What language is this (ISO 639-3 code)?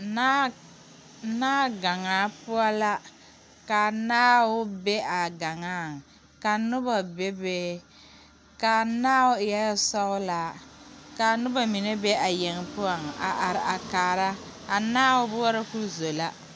dga